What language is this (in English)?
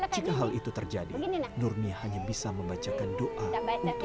Indonesian